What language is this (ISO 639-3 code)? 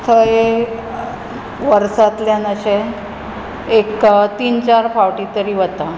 kok